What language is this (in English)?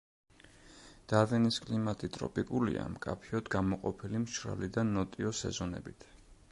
Georgian